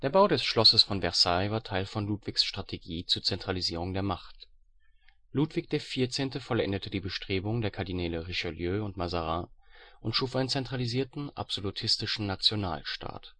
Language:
German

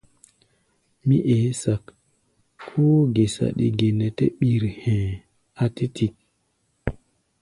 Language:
Gbaya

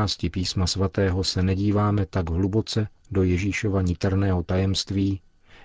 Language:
Czech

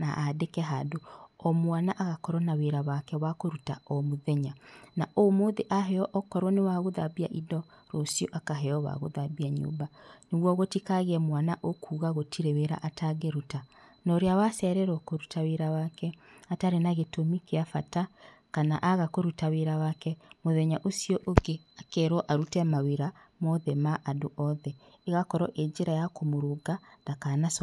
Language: Kikuyu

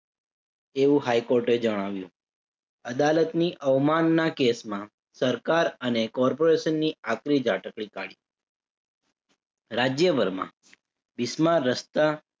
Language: Gujarati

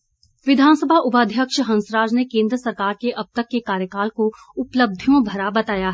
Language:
Hindi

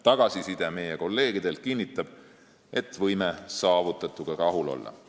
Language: Estonian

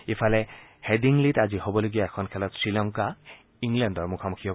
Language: Assamese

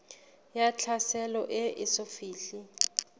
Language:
Southern Sotho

